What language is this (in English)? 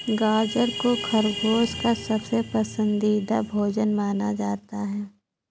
Hindi